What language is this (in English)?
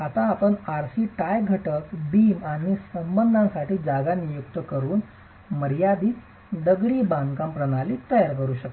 Marathi